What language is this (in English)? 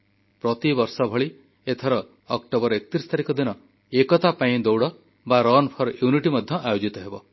Odia